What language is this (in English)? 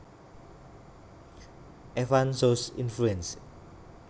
Javanese